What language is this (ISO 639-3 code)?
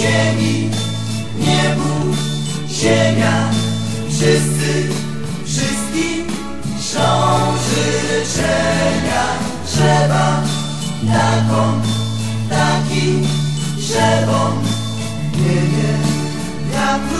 pol